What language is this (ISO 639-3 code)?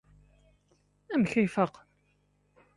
kab